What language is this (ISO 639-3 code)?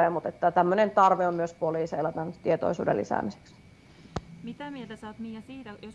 fin